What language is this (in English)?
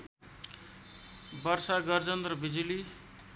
Nepali